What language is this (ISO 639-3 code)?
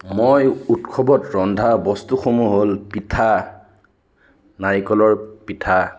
asm